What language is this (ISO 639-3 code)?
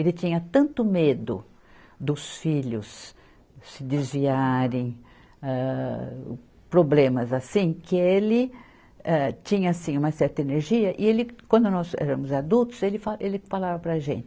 por